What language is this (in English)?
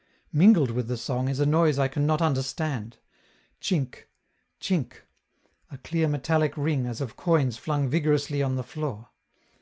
English